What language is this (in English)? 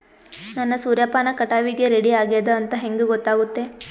Kannada